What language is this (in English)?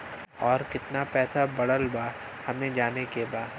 Bhojpuri